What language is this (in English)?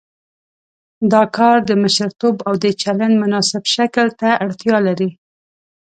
Pashto